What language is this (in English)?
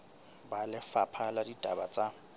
Southern Sotho